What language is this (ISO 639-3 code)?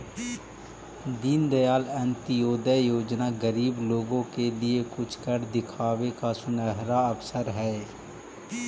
mag